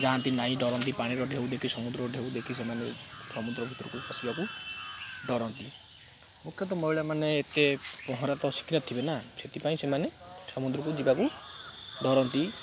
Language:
Odia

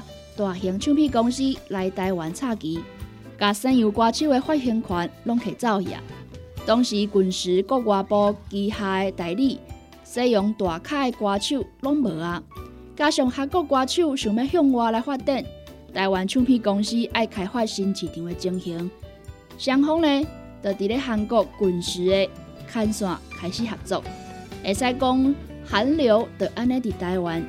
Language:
Chinese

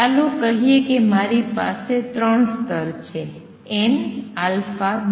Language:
Gujarati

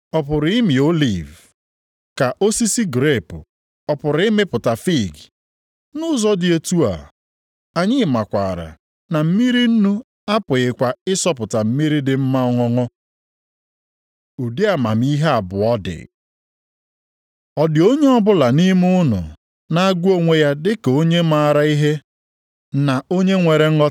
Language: Igbo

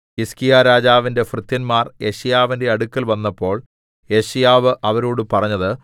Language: Malayalam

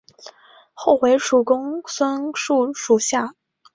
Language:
Chinese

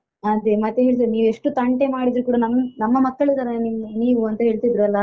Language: Kannada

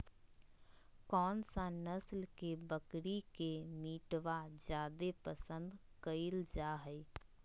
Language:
Magahi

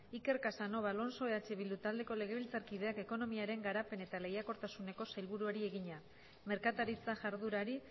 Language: Basque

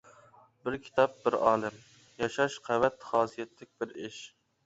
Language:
Uyghur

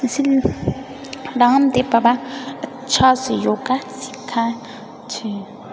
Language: Maithili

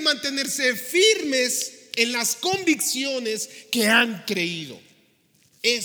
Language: Spanish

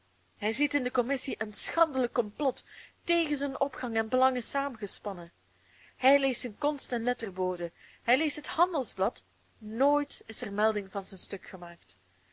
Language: Dutch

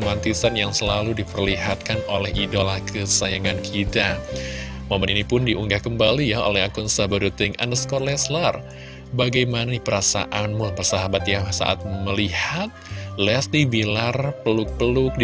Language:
Indonesian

